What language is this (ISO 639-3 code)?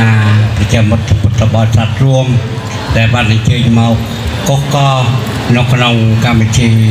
tha